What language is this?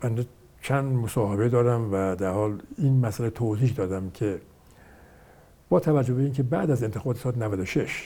Persian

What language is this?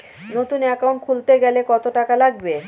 Bangla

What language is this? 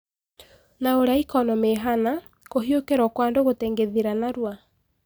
Kikuyu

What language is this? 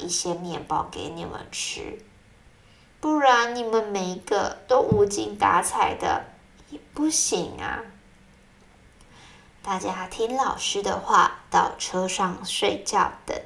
Chinese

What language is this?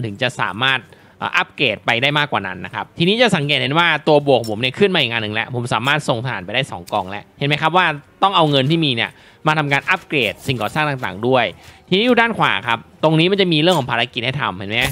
Thai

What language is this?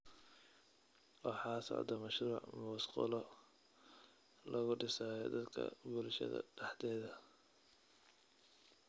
Somali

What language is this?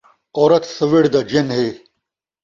Saraiki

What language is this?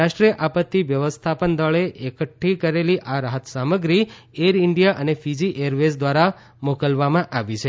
Gujarati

